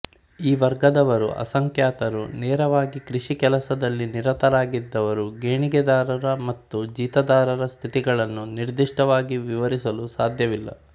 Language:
Kannada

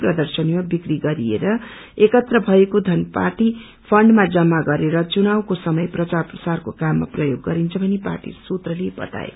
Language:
Nepali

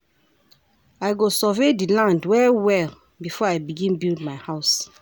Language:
Nigerian Pidgin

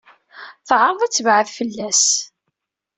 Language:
Kabyle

